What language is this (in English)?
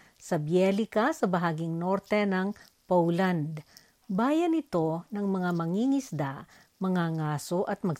Filipino